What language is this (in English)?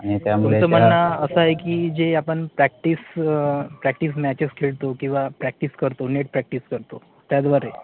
Marathi